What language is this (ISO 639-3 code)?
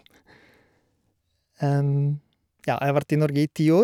nor